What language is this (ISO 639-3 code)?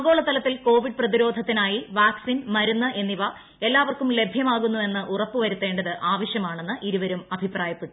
mal